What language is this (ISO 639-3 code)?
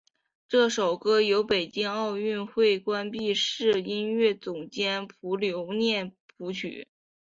zho